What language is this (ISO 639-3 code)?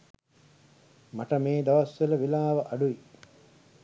sin